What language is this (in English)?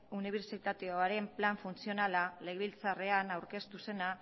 Basque